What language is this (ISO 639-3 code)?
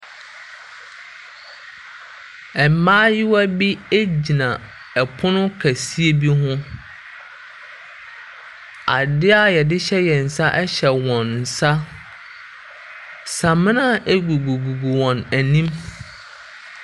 aka